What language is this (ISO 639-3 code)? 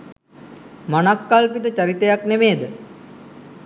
sin